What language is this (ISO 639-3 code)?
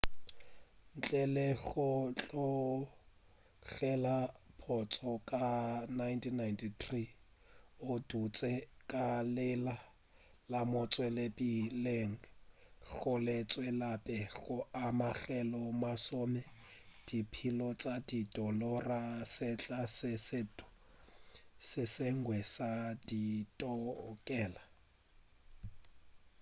nso